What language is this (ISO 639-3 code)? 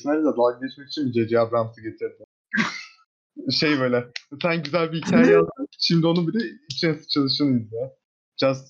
tur